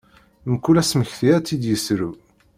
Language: Kabyle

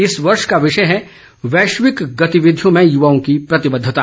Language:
Hindi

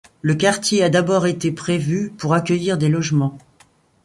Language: French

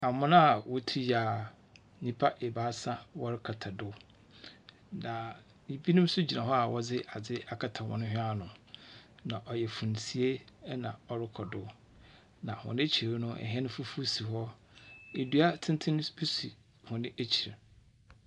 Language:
Akan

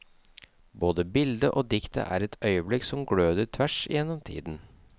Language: Norwegian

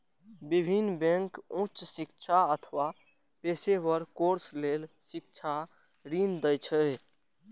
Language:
Maithili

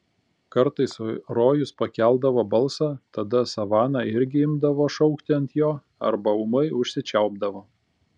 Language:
Lithuanian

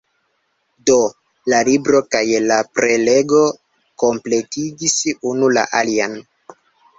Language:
Esperanto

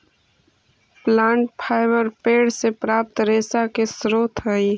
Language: Magahi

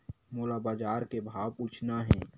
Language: Chhattisgarhi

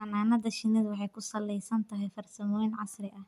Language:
Somali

